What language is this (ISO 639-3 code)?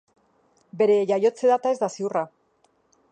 eus